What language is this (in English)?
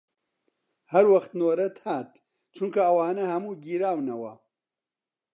Central Kurdish